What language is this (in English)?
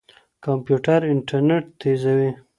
Pashto